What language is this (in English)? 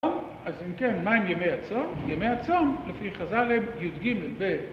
Hebrew